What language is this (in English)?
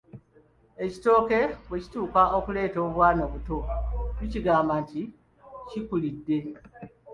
Ganda